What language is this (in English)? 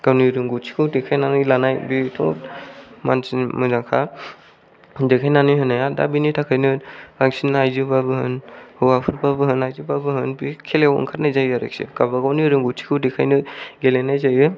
Bodo